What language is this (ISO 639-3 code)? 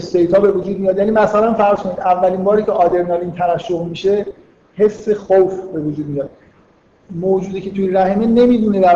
fas